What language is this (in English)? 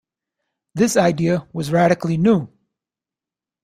English